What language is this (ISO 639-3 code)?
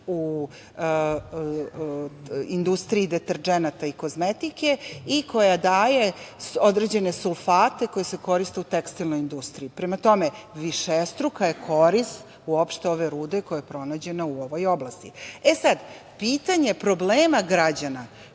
srp